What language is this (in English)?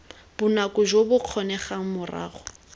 Tswana